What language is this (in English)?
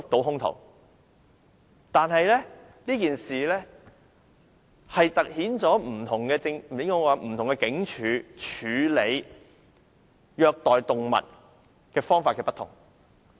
Cantonese